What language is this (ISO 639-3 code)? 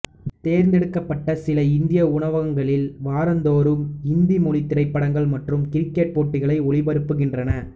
tam